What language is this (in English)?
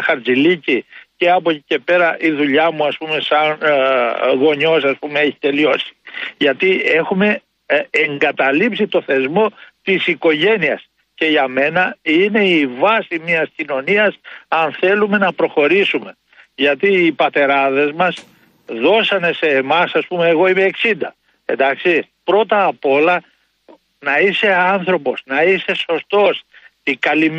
Greek